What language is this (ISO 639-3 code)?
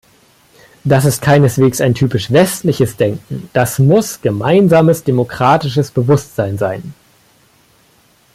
deu